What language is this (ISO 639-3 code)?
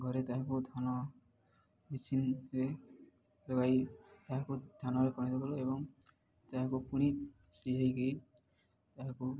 ori